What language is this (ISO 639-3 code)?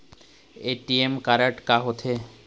hne